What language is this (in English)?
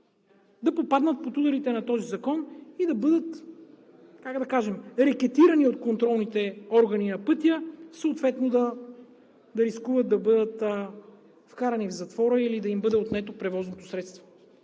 Bulgarian